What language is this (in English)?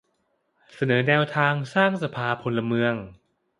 Thai